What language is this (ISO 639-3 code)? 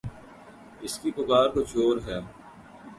urd